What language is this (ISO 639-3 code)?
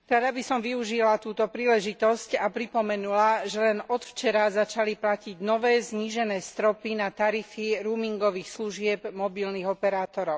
slk